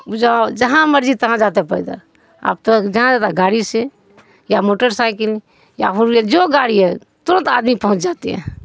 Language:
Urdu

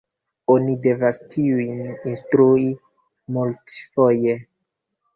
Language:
Esperanto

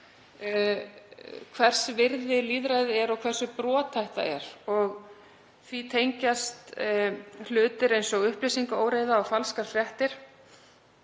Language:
Icelandic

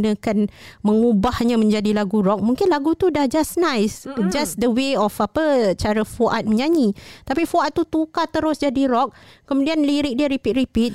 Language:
Malay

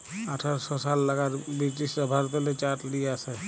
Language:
Bangla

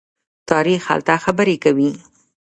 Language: Pashto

